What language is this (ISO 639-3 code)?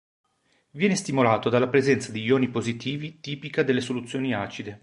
ita